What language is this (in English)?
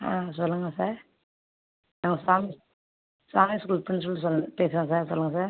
Tamil